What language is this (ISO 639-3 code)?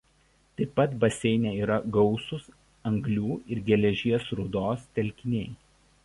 lit